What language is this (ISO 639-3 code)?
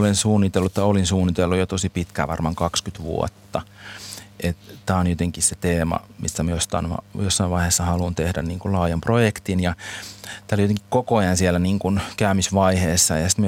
fin